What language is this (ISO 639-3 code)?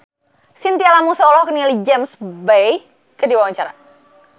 sun